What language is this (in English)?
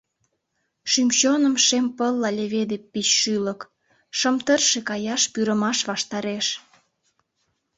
Mari